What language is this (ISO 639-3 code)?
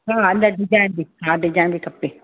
snd